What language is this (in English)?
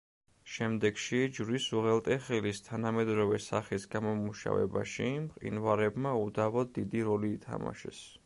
Georgian